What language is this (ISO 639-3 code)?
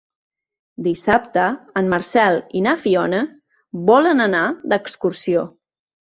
cat